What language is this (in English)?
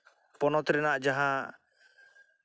Santali